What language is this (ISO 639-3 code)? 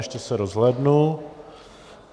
ces